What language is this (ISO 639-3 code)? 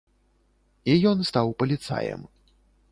bel